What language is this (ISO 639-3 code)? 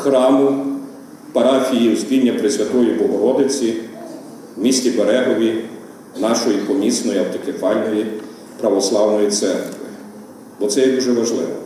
ukr